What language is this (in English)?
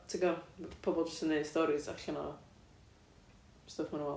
Welsh